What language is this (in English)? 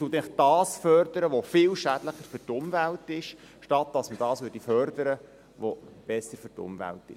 Swiss German